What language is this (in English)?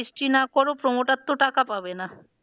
Bangla